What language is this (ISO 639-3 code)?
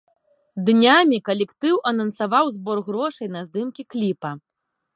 bel